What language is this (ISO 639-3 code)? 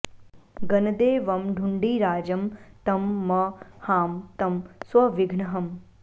san